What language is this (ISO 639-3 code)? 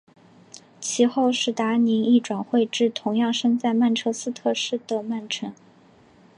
zho